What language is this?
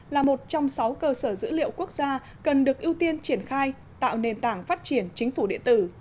Vietnamese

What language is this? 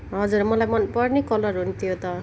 Nepali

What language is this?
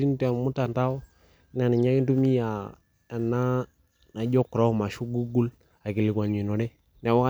Masai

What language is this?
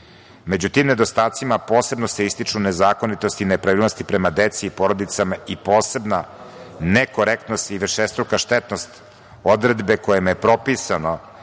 Serbian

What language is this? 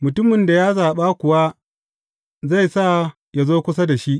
Hausa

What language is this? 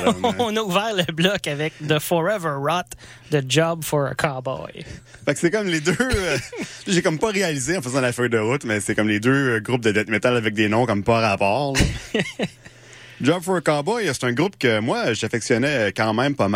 French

